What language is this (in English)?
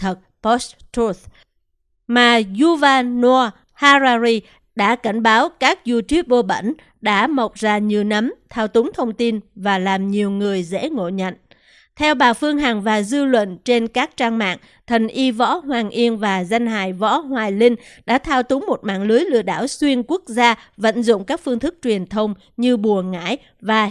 Vietnamese